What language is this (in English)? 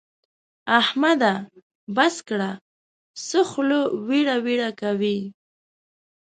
Pashto